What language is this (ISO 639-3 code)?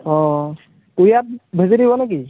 asm